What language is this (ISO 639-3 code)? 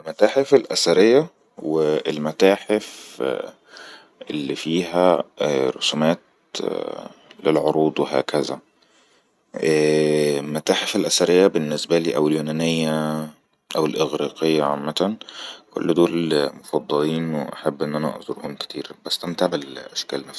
arz